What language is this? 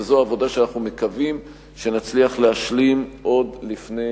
Hebrew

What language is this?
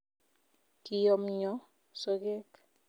Kalenjin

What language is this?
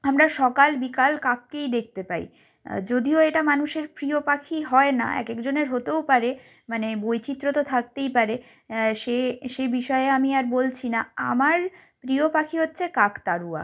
Bangla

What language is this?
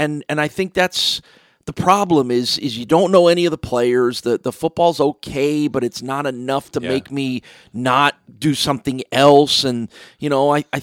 English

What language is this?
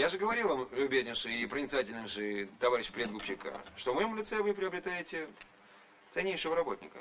Russian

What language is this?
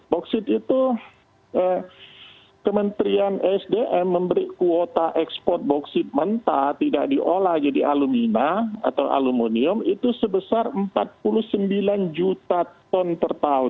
Indonesian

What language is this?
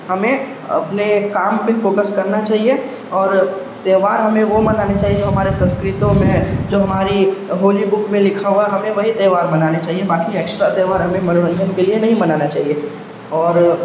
Urdu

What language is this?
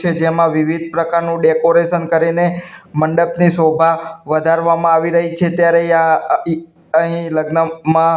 Gujarati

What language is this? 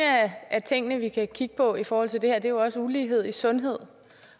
Danish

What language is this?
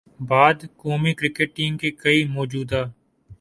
Urdu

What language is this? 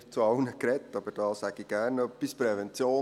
Swiss German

